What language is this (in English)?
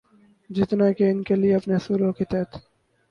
Urdu